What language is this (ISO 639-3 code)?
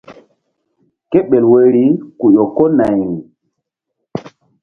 mdd